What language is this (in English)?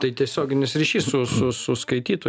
Lithuanian